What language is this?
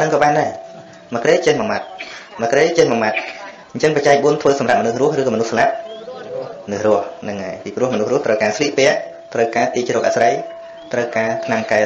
Vietnamese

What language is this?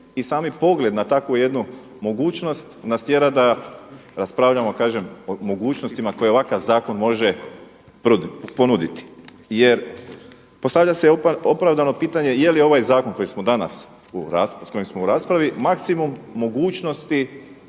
Croatian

